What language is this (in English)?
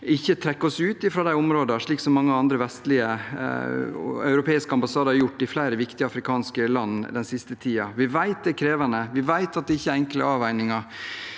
Norwegian